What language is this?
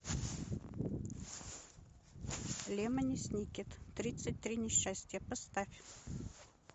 Russian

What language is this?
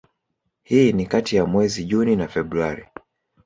Swahili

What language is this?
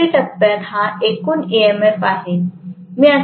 Marathi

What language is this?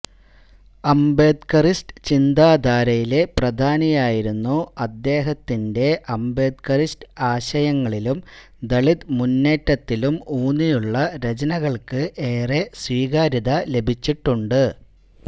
Malayalam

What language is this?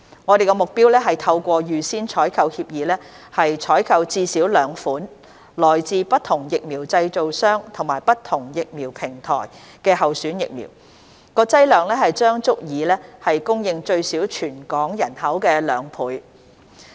Cantonese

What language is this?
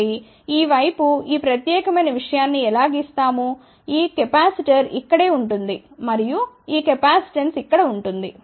Telugu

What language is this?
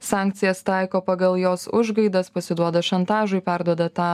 Lithuanian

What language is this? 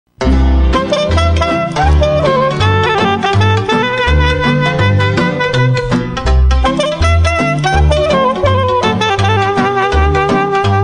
Romanian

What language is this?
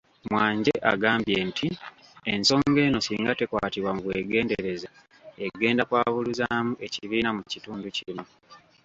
Ganda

